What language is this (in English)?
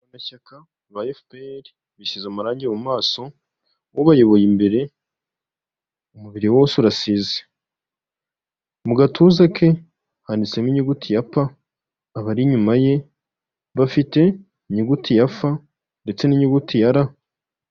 Kinyarwanda